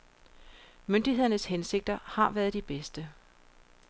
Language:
Danish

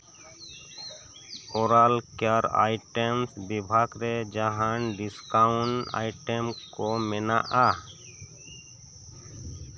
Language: Santali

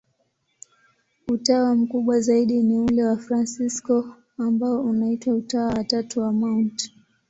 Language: Swahili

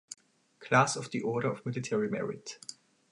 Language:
English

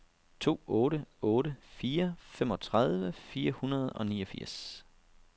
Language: Danish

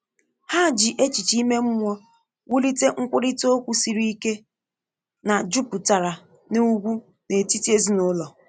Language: Igbo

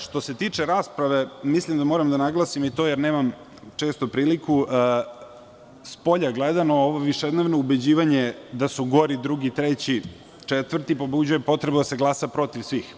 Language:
Serbian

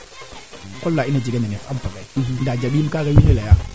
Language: Serer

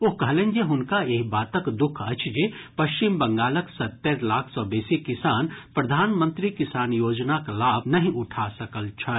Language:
Maithili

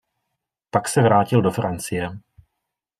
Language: Czech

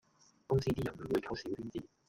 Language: Cantonese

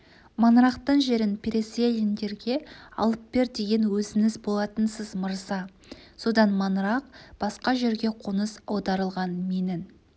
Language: Kazakh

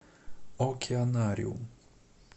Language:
Russian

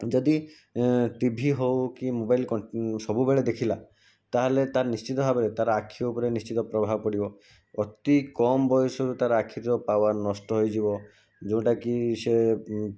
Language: Odia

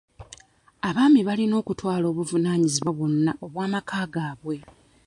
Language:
Ganda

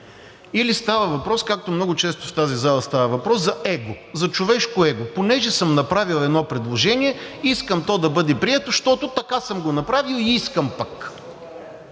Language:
Bulgarian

